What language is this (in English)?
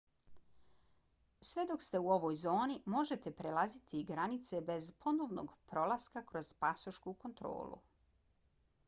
Bosnian